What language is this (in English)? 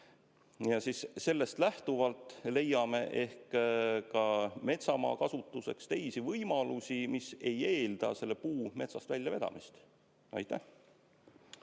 Estonian